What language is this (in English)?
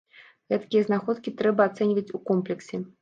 Belarusian